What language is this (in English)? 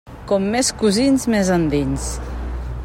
Catalan